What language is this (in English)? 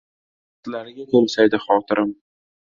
Uzbek